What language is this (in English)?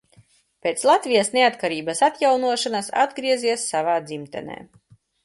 Latvian